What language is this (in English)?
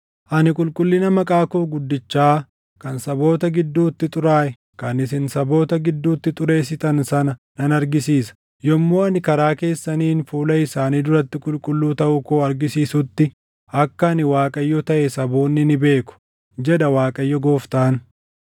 Oromo